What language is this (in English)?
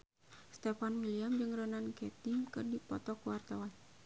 Sundanese